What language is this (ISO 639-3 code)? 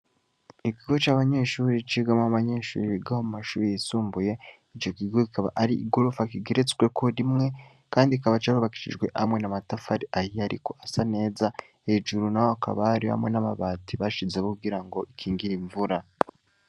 run